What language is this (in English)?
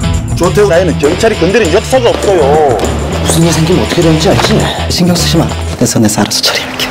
Korean